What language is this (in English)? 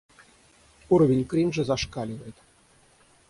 Russian